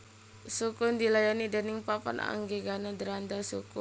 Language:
Javanese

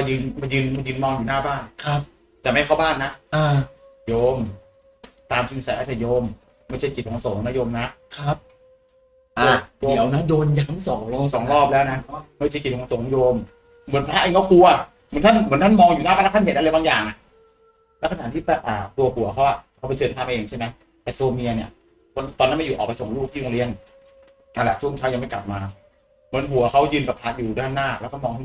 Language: Thai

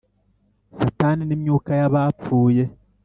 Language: Kinyarwanda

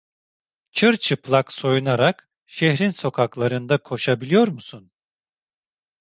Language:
Turkish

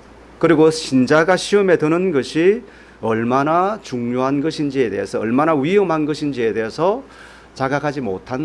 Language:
Korean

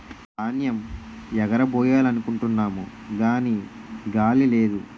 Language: Telugu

